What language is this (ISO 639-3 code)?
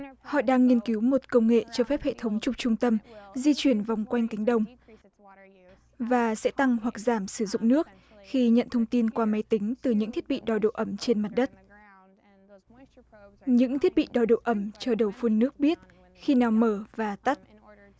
vie